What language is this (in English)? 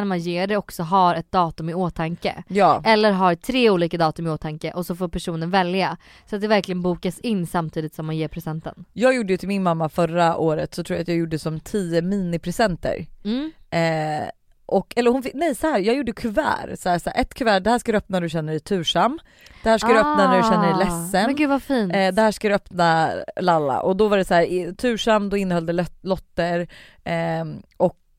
Swedish